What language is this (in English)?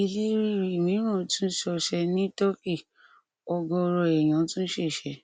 Yoruba